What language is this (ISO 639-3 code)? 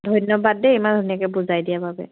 asm